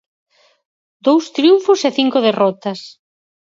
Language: Galician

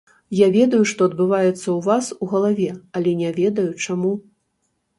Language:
Belarusian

